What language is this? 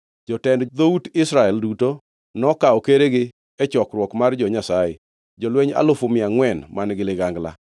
Luo (Kenya and Tanzania)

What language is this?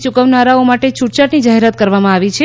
Gujarati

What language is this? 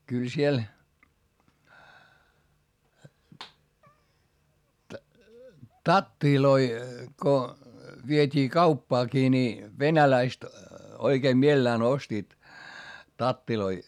Finnish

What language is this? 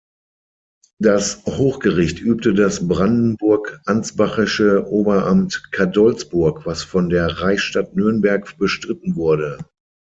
German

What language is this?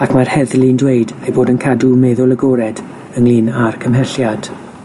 Welsh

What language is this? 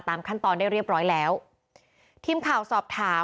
Thai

